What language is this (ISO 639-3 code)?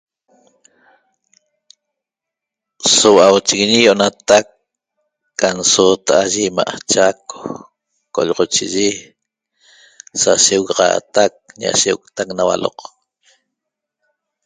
tob